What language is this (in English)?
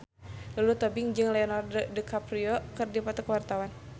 Sundanese